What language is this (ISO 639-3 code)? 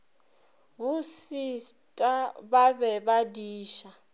nso